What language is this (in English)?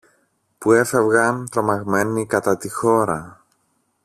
Greek